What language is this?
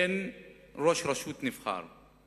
Hebrew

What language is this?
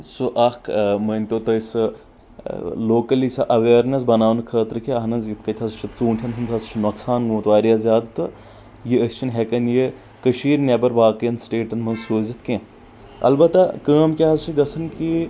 Kashmiri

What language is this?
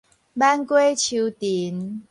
Min Nan Chinese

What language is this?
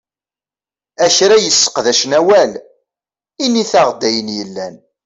Kabyle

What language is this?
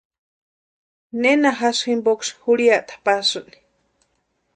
Western Highland Purepecha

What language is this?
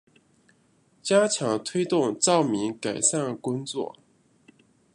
Chinese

